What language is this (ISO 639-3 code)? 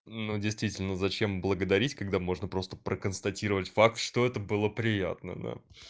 rus